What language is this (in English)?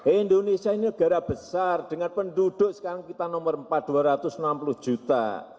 Indonesian